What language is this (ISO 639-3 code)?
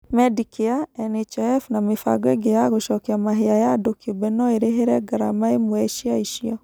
kik